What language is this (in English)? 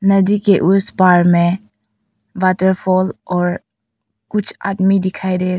Hindi